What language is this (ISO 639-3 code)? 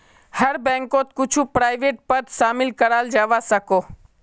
mag